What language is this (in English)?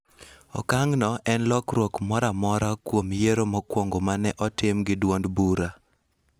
Luo (Kenya and Tanzania)